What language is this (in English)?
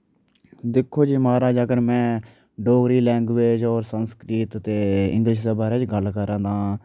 Dogri